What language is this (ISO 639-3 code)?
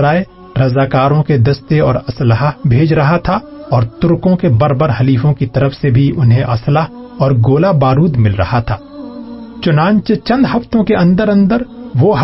urd